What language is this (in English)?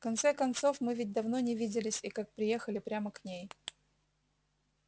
Russian